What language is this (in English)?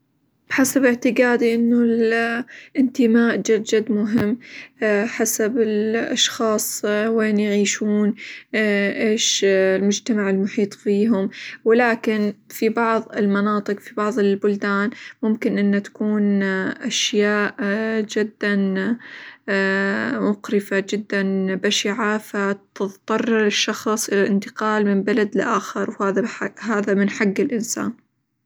Hijazi Arabic